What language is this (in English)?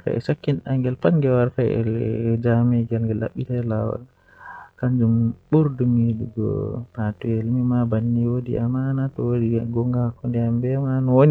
Western Niger Fulfulde